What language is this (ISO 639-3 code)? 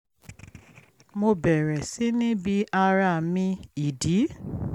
yor